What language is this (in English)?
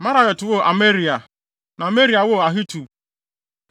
Akan